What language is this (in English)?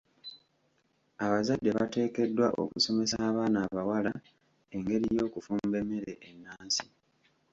Ganda